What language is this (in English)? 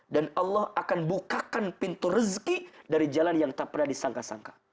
Indonesian